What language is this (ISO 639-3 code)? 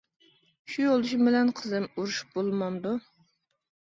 uig